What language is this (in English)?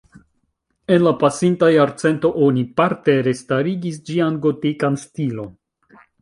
Esperanto